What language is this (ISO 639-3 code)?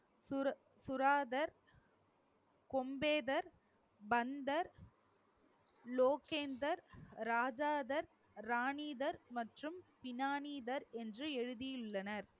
tam